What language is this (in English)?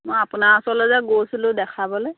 Assamese